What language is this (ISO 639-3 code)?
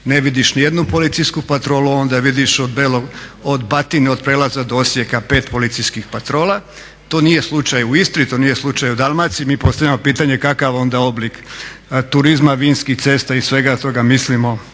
hrv